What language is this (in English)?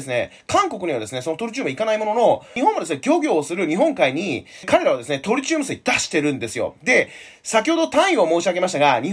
Japanese